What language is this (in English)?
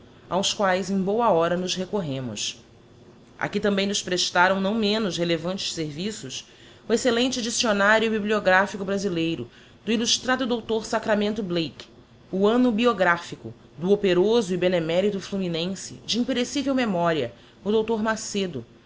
Portuguese